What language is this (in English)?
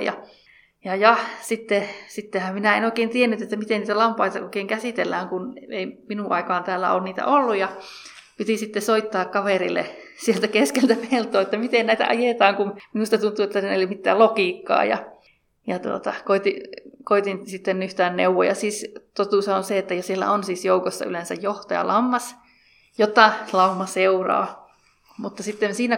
Finnish